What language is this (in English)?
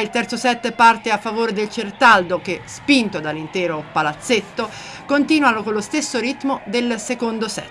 Italian